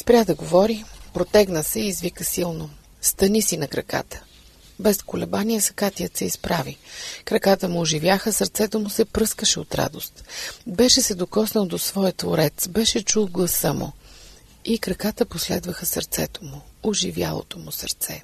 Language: Bulgarian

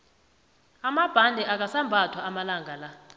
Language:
South Ndebele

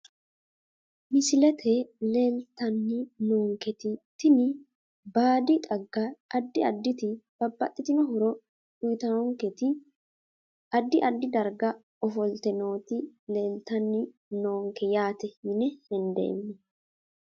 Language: Sidamo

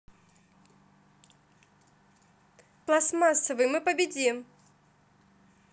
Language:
Russian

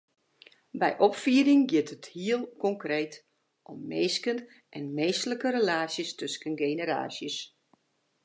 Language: Western Frisian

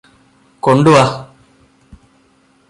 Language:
Malayalam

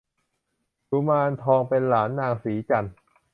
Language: Thai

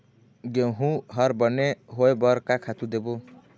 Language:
Chhattisgarhi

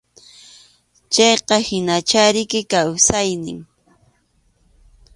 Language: Arequipa-La Unión Quechua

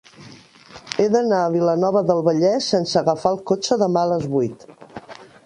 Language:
Catalan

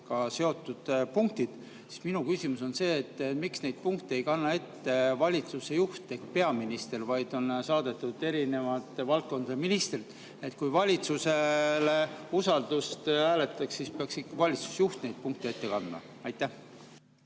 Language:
Estonian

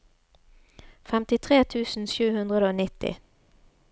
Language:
Norwegian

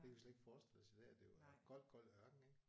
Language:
Danish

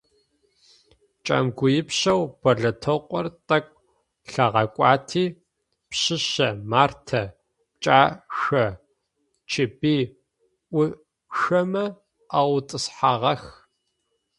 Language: Adyghe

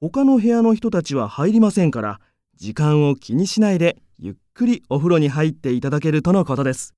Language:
Japanese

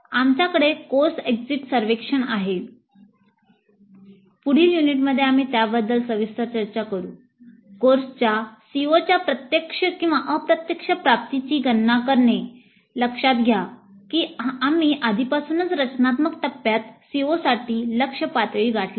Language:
Marathi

